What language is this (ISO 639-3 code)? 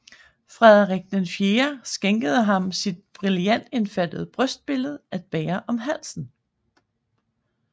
dan